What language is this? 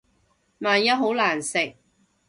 Cantonese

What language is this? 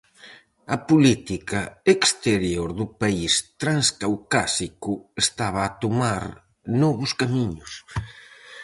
Galician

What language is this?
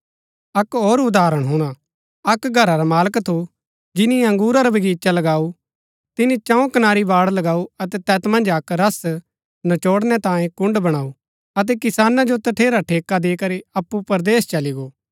Gaddi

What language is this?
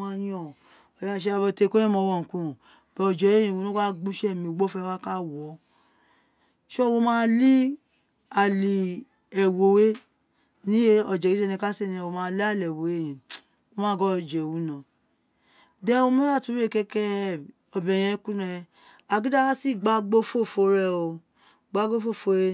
Isekiri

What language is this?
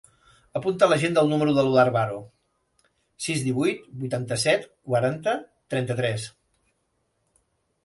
Catalan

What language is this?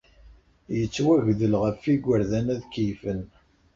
Kabyle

